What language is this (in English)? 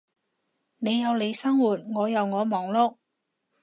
Cantonese